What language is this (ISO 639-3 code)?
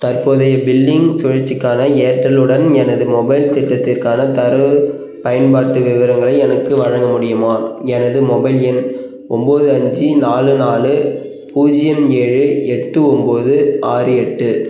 tam